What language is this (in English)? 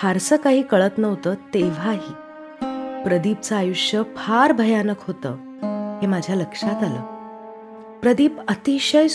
Marathi